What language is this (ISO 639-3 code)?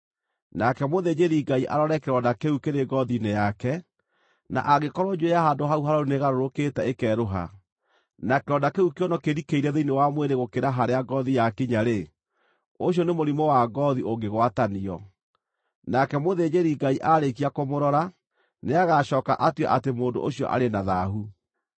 kik